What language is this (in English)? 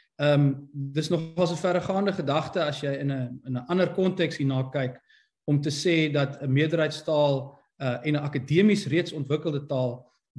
Dutch